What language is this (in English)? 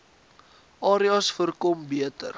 Afrikaans